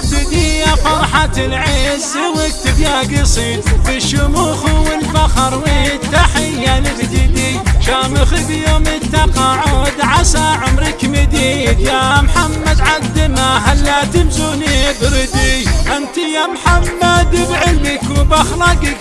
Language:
Arabic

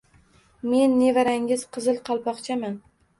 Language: Uzbek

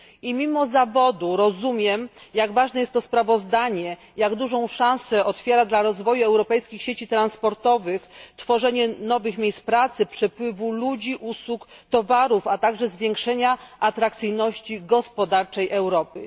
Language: Polish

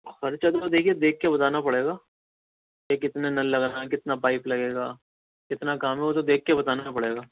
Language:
Urdu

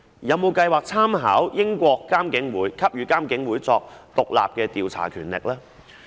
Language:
Cantonese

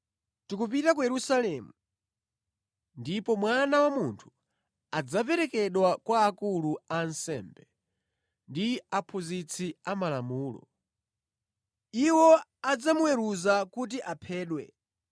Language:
Nyanja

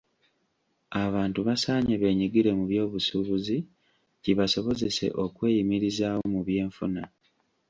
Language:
Ganda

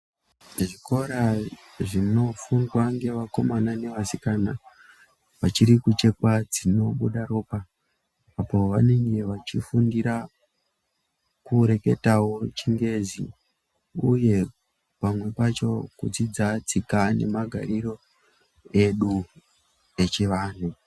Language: Ndau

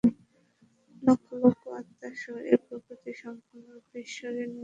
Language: Bangla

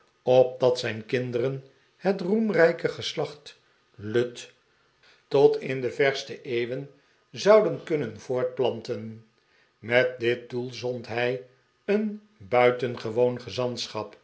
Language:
Dutch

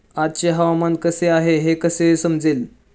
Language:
Marathi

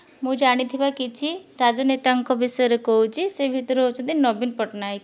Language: Odia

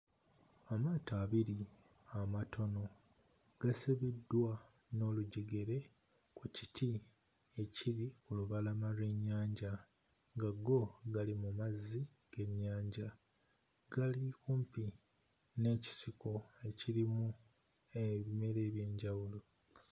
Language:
Ganda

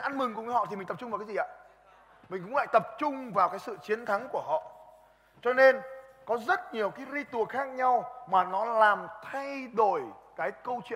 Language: Vietnamese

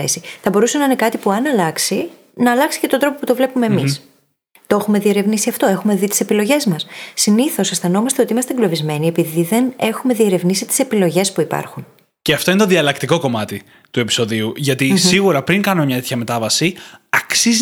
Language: Greek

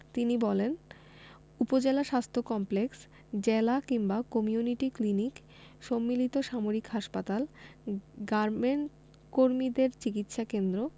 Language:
Bangla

